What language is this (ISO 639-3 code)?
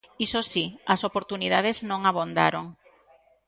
glg